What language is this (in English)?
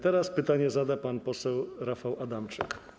Polish